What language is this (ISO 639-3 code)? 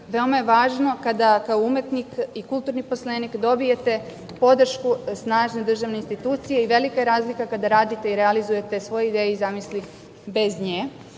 srp